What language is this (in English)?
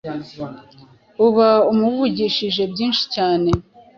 Kinyarwanda